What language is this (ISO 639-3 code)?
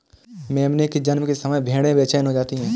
hin